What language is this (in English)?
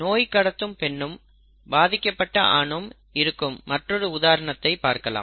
Tamil